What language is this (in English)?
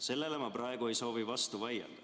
Estonian